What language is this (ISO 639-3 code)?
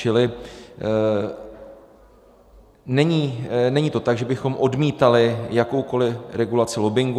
ces